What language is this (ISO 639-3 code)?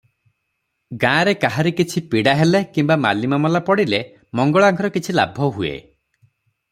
ori